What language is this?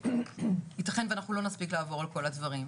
Hebrew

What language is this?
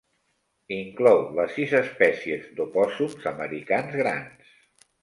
Catalan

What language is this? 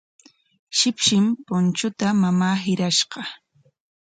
Corongo Ancash Quechua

